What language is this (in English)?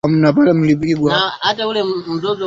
Swahili